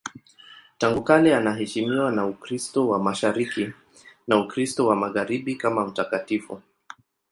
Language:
Swahili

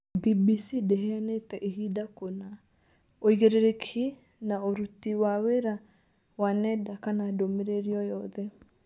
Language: Kikuyu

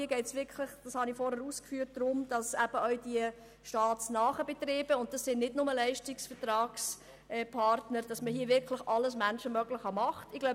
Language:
Swiss German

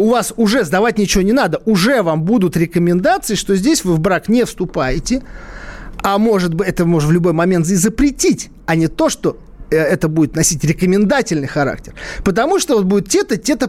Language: Russian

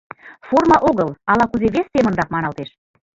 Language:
Mari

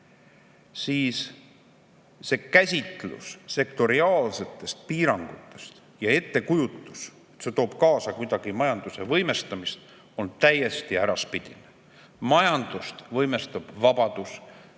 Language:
Estonian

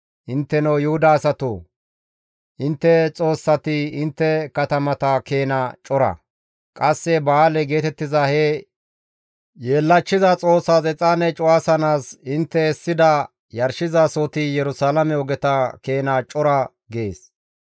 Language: Gamo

